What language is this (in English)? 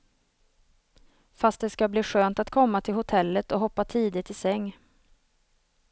Swedish